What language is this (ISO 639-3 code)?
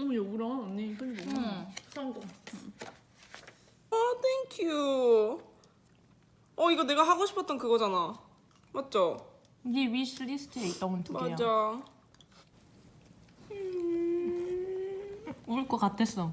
kor